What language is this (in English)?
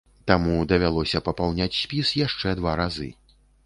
Belarusian